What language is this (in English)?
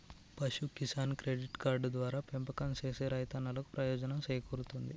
Telugu